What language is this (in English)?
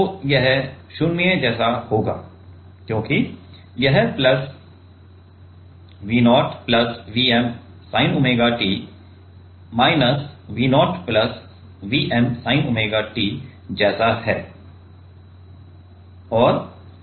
Hindi